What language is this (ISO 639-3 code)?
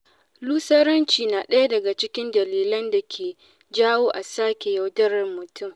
hau